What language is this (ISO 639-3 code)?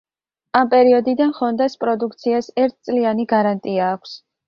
kat